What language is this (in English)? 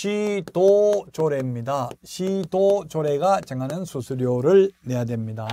Korean